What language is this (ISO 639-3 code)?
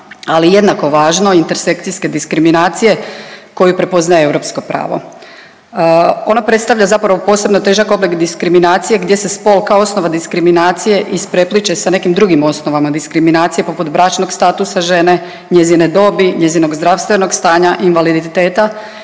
hrv